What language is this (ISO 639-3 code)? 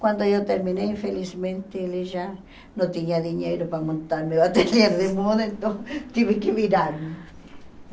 por